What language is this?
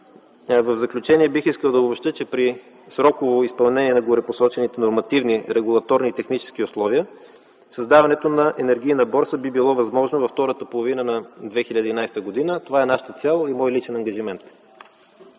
Bulgarian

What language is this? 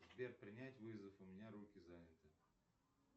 Russian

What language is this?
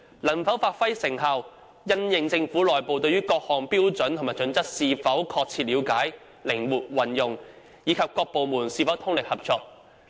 Cantonese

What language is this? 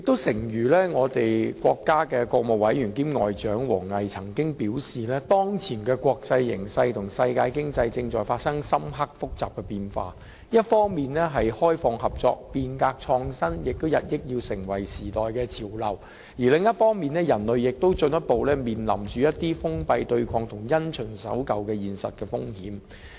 Cantonese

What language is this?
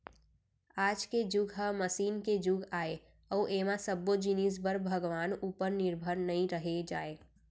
Chhattisgarhi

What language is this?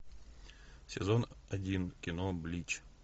Russian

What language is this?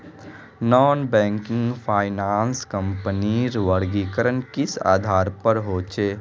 Magahi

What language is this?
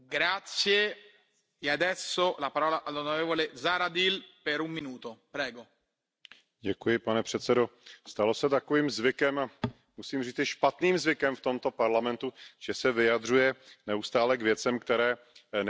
Czech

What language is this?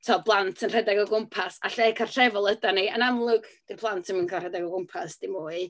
Welsh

